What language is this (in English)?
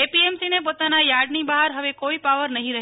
Gujarati